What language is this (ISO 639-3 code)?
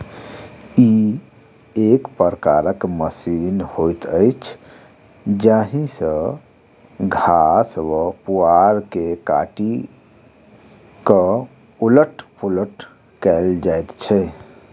mai